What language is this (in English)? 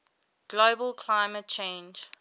English